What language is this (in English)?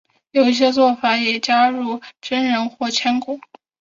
Chinese